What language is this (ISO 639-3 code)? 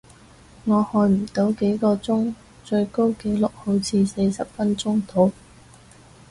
yue